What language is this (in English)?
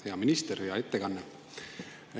Estonian